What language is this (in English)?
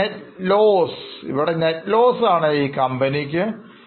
Malayalam